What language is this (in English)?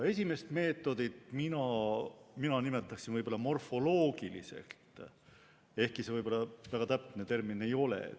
Estonian